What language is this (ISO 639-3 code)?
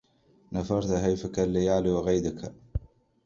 ara